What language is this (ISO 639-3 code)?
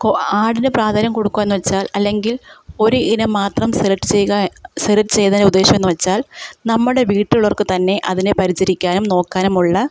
mal